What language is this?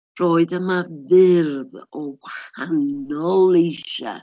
Welsh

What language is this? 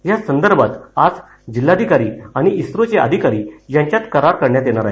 Marathi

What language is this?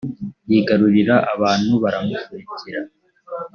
Kinyarwanda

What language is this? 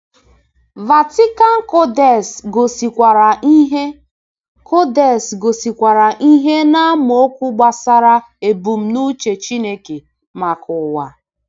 Igbo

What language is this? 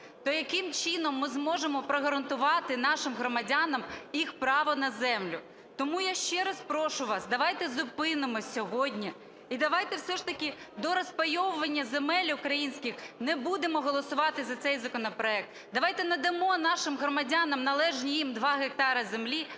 Ukrainian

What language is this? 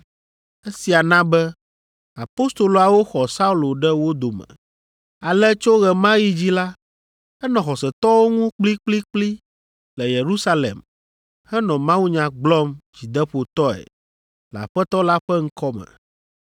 Ewe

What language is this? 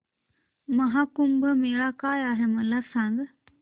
Marathi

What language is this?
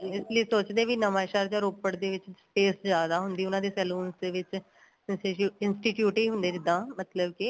Punjabi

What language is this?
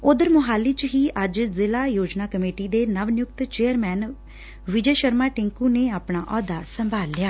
Punjabi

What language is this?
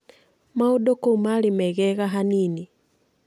Kikuyu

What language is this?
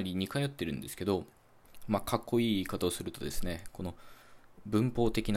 Japanese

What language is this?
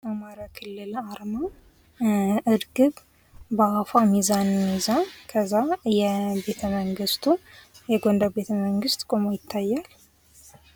Amharic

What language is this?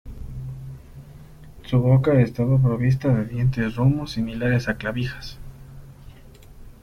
Spanish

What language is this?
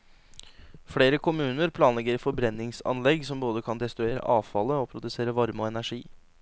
Norwegian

